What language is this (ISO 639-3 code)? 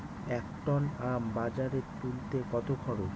ben